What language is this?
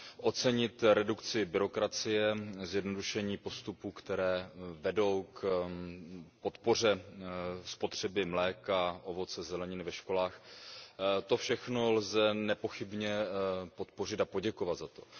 Czech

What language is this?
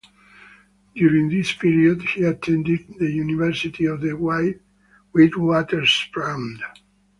English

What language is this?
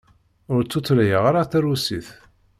Kabyle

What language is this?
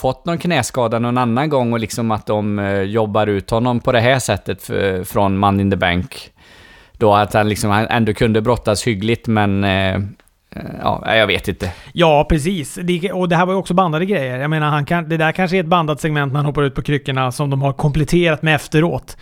Swedish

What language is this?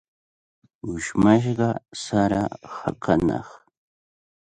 Cajatambo North Lima Quechua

